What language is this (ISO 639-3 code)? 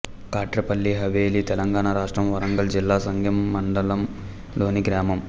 tel